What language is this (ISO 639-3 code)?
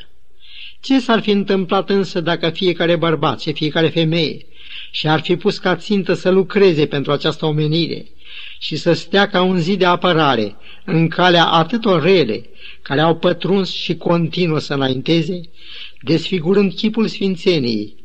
ron